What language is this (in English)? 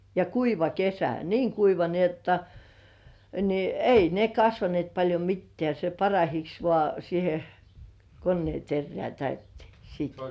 Finnish